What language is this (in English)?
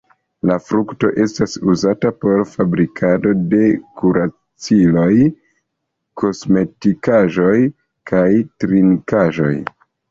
Esperanto